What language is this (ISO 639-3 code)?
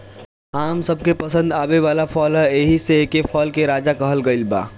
bho